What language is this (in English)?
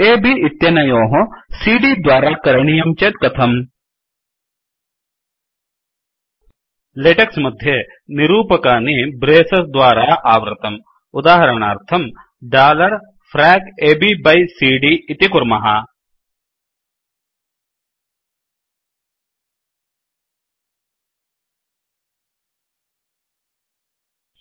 Sanskrit